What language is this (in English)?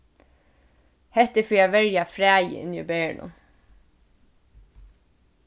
Faroese